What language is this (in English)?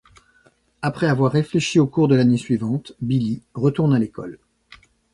French